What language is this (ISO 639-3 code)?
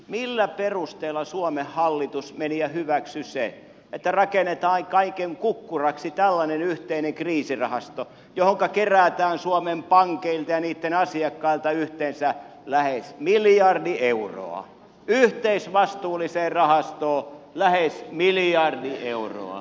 fin